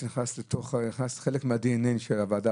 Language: Hebrew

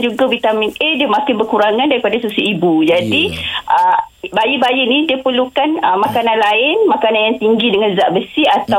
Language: Malay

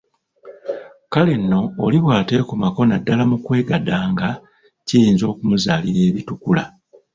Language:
Ganda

